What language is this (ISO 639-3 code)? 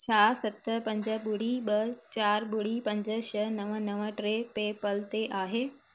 snd